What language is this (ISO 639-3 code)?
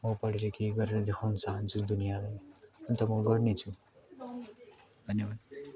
nep